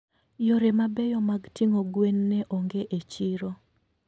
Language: Luo (Kenya and Tanzania)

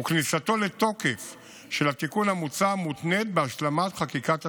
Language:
Hebrew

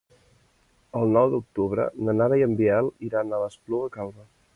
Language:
Catalan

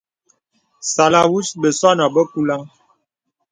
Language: Bebele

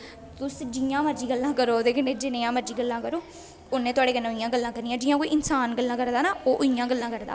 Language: Dogri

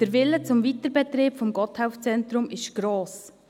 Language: Swiss German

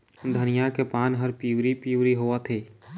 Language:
Chhattisgarhi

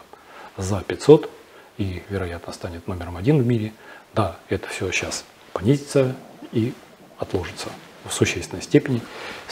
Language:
Russian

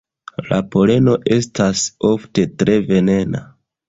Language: Esperanto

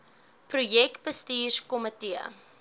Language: Afrikaans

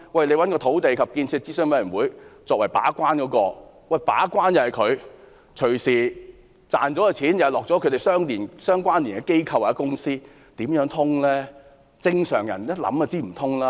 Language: Cantonese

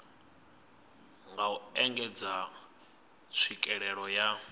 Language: Venda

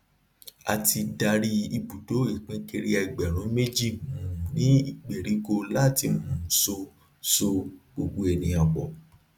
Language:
Yoruba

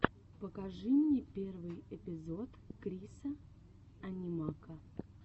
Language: Russian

